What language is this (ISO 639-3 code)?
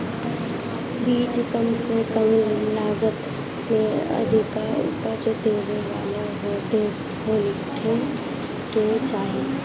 bho